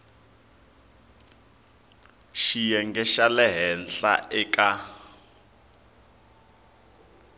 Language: Tsonga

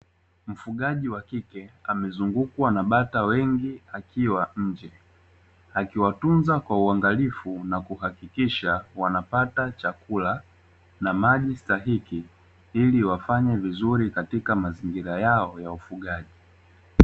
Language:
Swahili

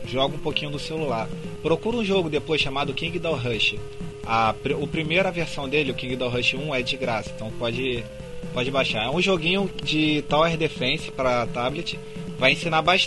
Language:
Portuguese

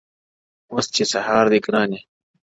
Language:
Pashto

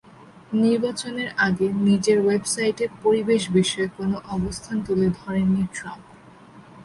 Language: Bangla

